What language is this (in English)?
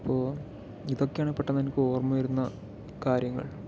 Malayalam